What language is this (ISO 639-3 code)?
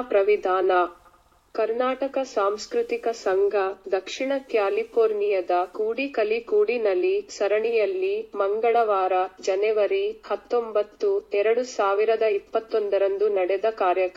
kan